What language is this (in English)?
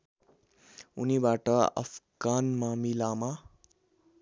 Nepali